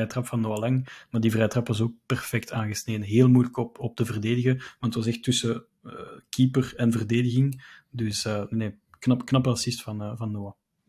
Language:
Dutch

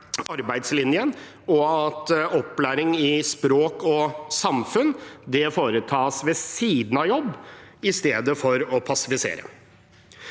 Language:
Norwegian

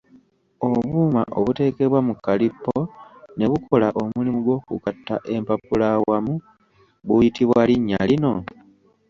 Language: Ganda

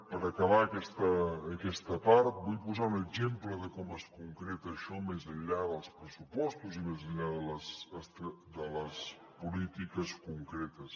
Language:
Catalan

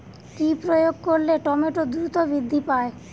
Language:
Bangla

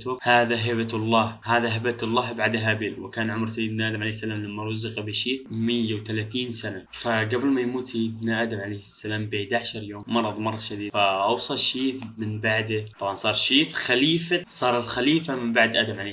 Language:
Arabic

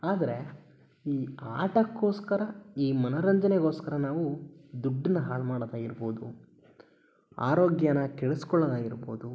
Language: Kannada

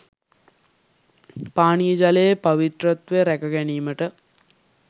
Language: Sinhala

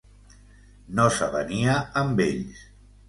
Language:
Catalan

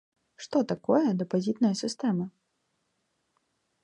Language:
Belarusian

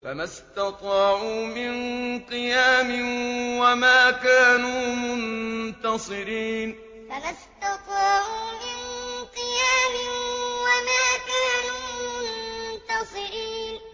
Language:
Arabic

